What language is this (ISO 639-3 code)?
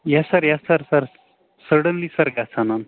kas